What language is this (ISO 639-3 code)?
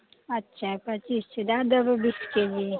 mai